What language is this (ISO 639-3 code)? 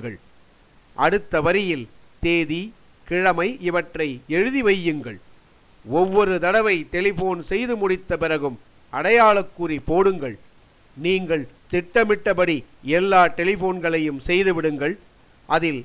tam